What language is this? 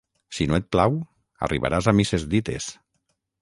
Catalan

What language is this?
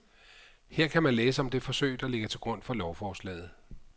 Danish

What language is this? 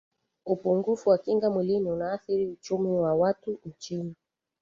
Swahili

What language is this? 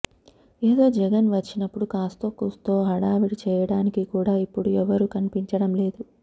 Telugu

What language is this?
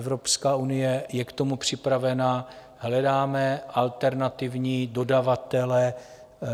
Czech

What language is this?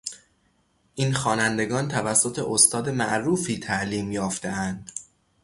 Persian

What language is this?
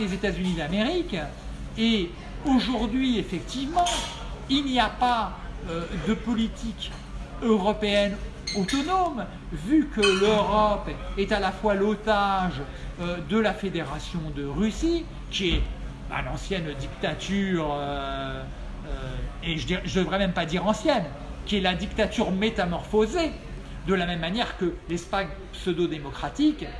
French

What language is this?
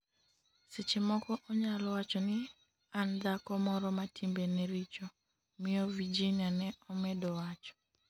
Luo (Kenya and Tanzania)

